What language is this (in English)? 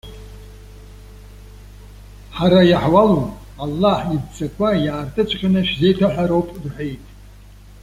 Abkhazian